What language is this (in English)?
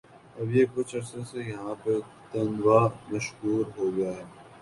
Urdu